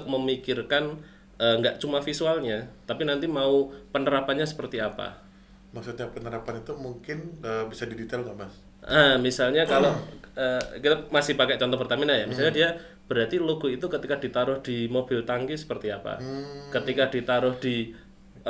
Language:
Indonesian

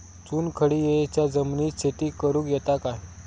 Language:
Marathi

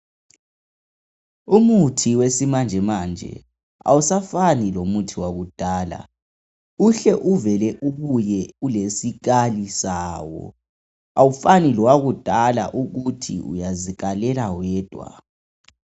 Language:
North Ndebele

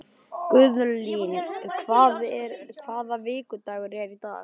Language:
Icelandic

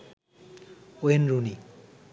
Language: Bangla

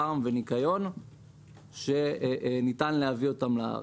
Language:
Hebrew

